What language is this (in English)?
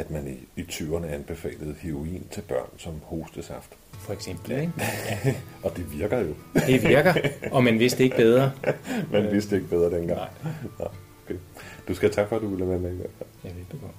Danish